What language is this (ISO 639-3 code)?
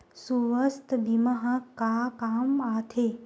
hne